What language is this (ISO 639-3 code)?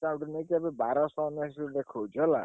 ori